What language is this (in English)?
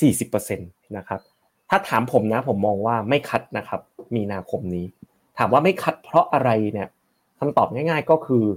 Thai